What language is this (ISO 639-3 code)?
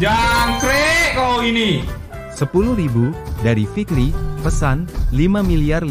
ind